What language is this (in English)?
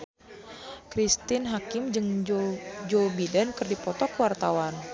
Sundanese